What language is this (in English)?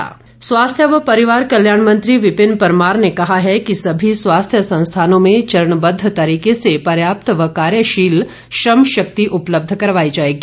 Hindi